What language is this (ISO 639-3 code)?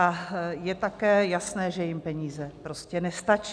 ces